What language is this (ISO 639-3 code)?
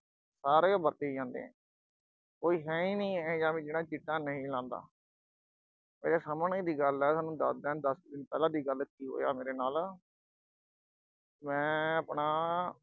pan